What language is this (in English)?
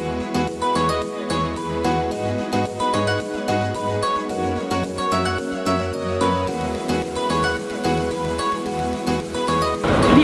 German